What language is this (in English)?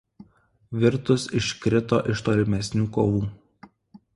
Lithuanian